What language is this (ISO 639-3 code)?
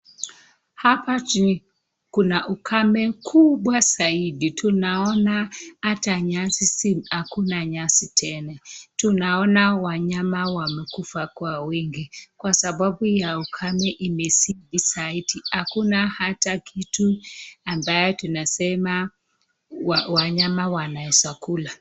swa